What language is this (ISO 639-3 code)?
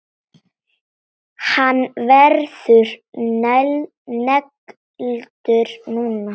isl